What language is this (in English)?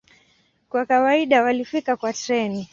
Swahili